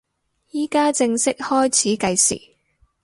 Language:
Cantonese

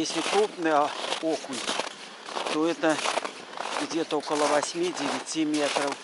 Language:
Russian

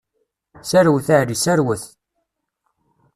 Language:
Kabyle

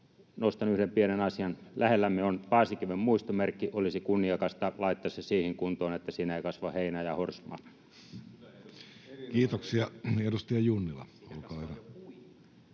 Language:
Finnish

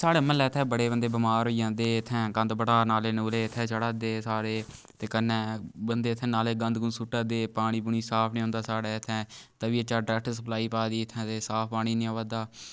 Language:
Dogri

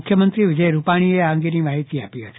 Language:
Gujarati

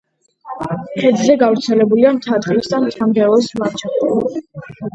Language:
Georgian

